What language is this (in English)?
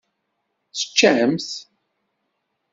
Kabyle